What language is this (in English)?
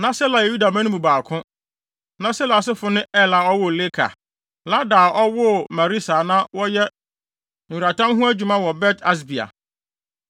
Akan